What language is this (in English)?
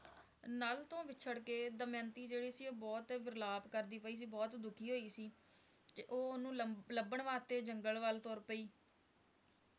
Punjabi